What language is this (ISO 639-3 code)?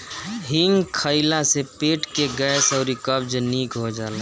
bho